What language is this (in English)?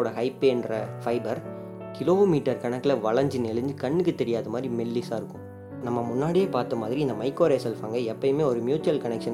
Tamil